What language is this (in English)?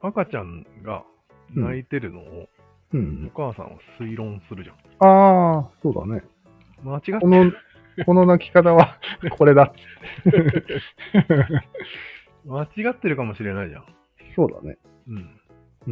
Japanese